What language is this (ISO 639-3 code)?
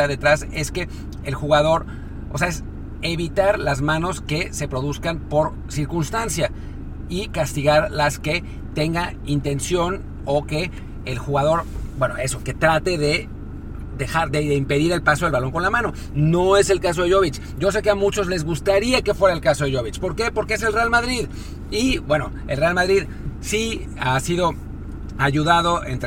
spa